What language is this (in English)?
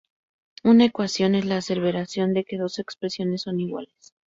Spanish